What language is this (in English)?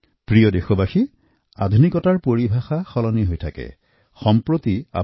Assamese